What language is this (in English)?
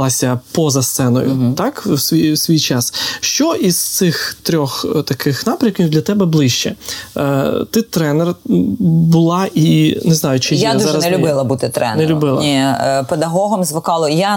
Ukrainian